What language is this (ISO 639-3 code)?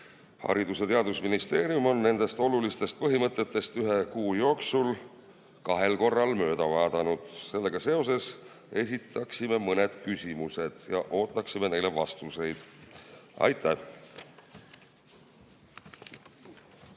est